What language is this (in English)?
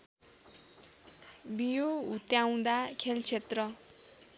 Nepali